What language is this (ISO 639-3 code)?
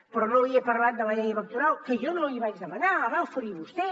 cat